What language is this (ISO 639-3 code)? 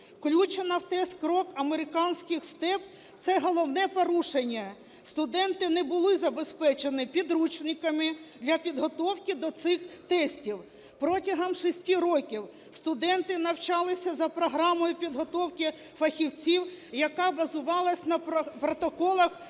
ukr